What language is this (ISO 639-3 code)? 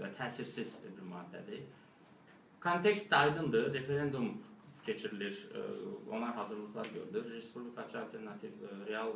tur